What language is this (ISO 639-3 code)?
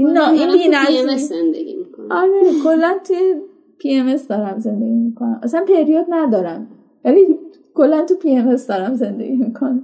fas